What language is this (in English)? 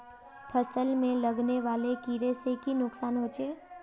Magahi